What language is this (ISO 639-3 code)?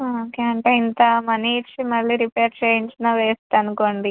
tel